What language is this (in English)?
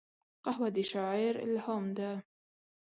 Pashto